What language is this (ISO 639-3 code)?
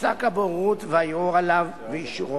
heb